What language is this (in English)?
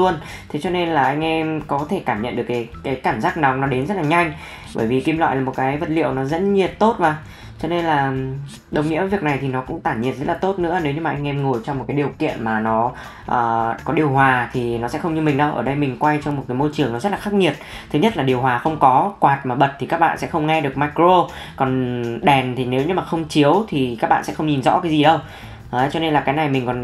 Vietnamese